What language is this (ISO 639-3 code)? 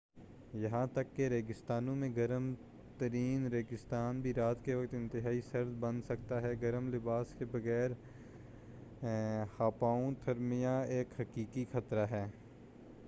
urd